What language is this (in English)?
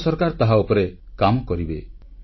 Odia